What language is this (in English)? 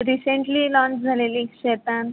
Marathi